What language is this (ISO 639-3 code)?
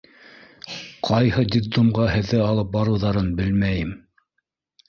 bak